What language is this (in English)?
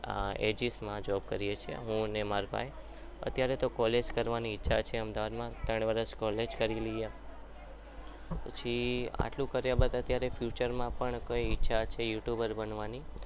Gujarati